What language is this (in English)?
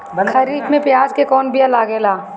Bhojpuri